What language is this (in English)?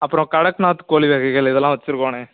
Tamil